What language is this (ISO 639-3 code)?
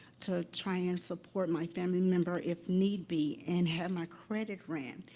eng